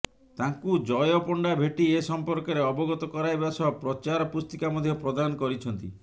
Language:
Odia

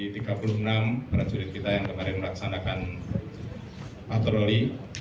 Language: Indonesian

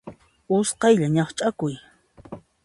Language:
Puno Quechua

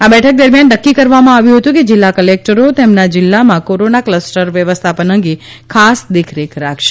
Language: Gujarati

